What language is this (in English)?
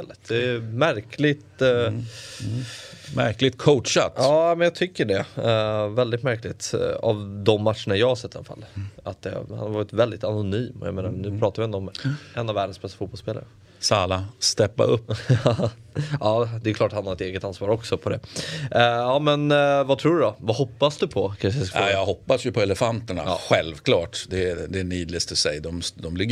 Swedish